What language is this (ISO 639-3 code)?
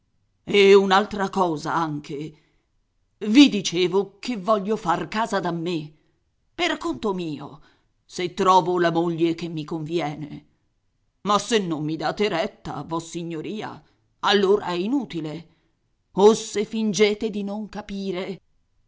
ita